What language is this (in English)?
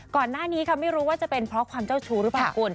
Thai